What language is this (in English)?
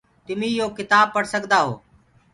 Gurgula